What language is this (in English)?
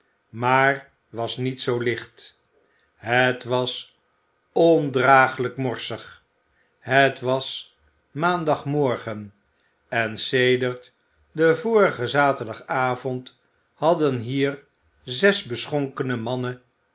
Dutch